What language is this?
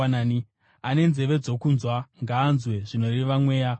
Shona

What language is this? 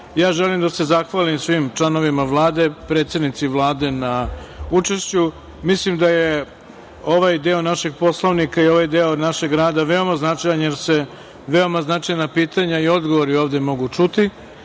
Serbian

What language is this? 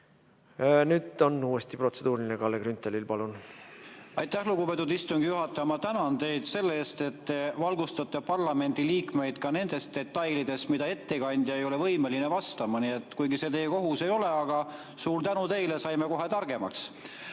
Estonian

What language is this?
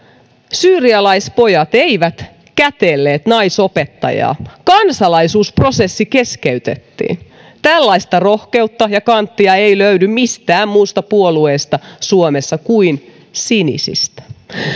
Finnish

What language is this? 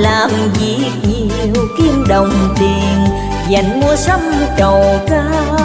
Vietnamese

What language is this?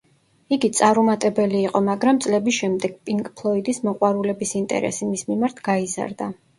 Georgian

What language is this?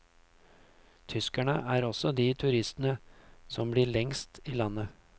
Norwegian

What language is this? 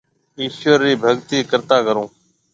Marwari (Pakistan)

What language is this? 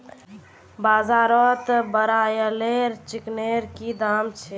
Magahi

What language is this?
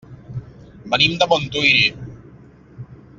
Catalan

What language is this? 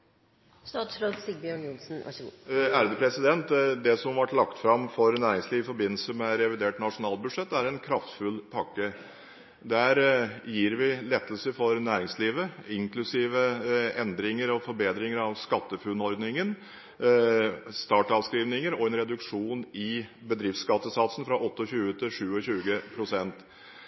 Norwegian Bokmål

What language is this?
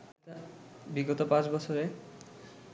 Bangla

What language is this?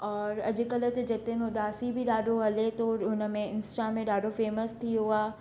Sindhi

